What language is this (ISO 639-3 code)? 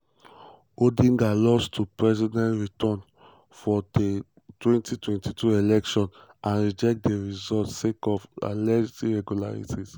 pcm